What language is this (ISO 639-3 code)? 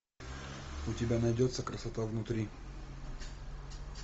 rus